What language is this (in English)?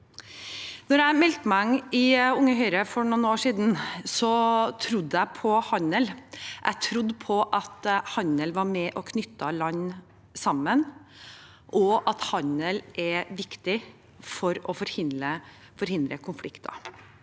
Norwegian